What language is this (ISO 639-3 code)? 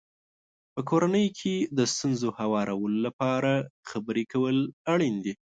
pus